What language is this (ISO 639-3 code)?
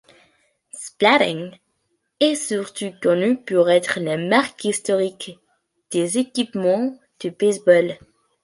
fra